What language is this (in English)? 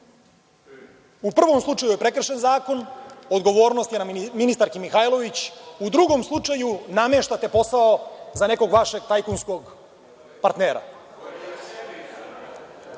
Serbian